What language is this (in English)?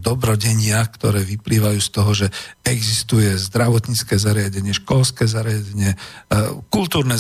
Slovak